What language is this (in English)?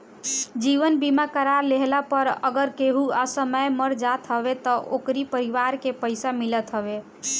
Bhojpuri